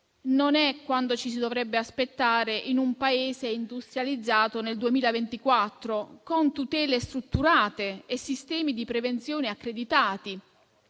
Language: Italian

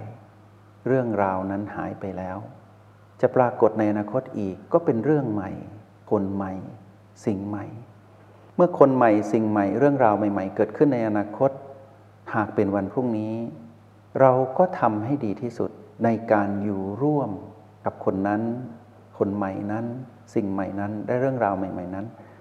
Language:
Thai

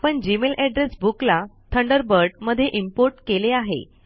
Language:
Marathi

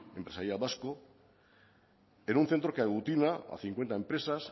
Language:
Spanish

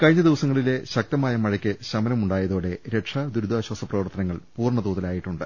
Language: Malayalam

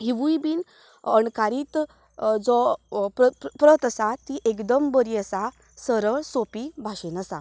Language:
Konkani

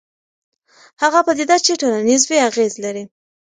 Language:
Pashto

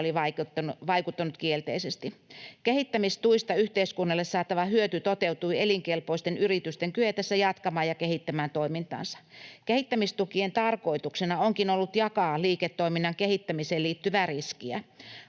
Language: Finnish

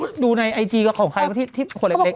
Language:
Thai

